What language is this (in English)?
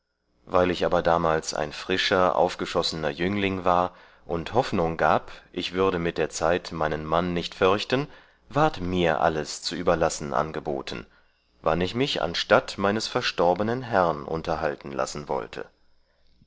German